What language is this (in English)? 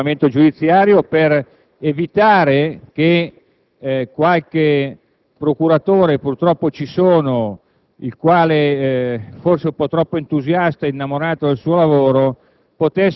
Italian